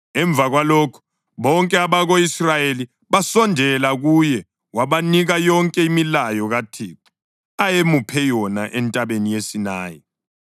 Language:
North Ndebele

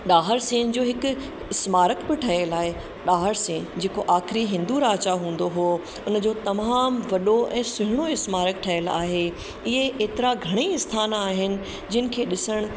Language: Sindhi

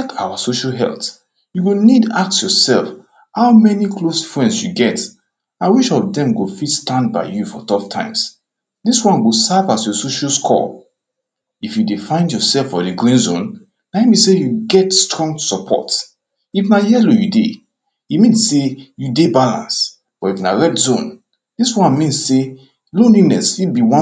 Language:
Nigerian Pidgin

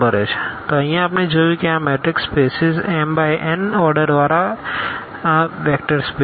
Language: Gujarati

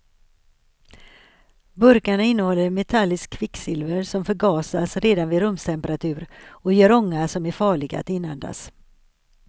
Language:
Swedish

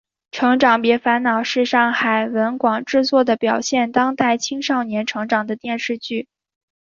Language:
Chinese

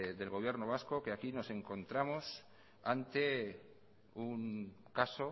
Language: Spanish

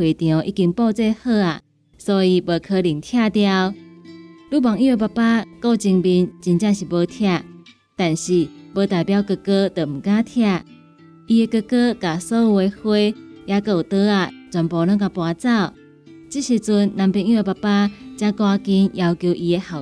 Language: Chinese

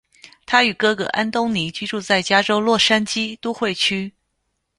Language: Chinese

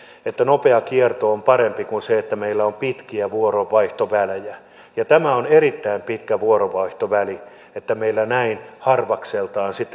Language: Finnish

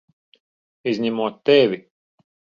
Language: Latvian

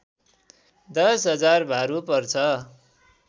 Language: Nepali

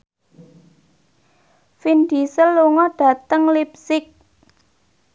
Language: Javanese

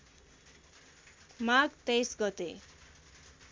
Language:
Nepali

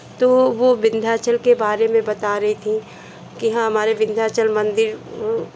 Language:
Hindi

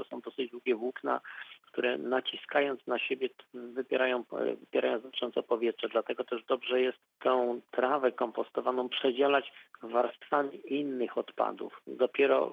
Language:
Polish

